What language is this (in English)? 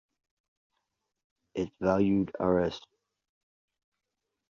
English